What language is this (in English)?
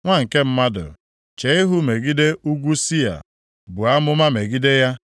Igbo